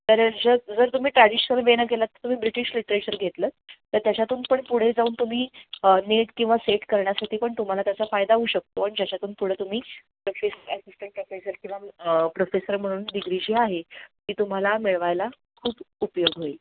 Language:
Marathi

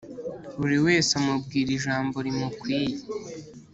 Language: Kinyarwanda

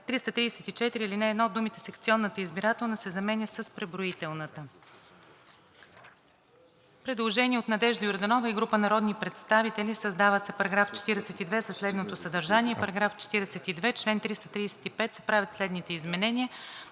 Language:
Bulgarian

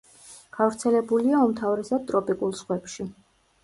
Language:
Georgian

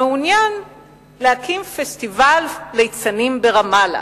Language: Hebrew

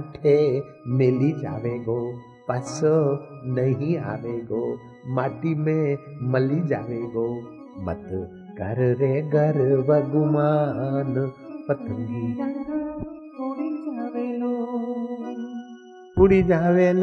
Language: Hindi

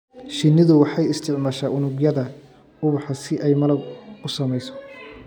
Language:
Somali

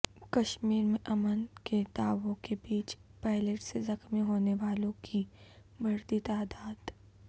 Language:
Urdu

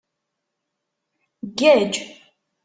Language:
Kabyle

